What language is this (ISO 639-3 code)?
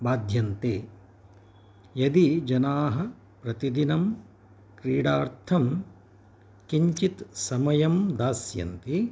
san